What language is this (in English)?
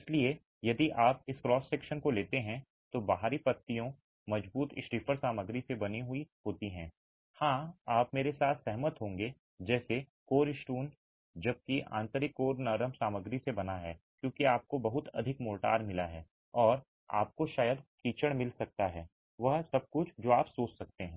Hindi